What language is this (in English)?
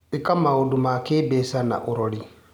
Kikuyu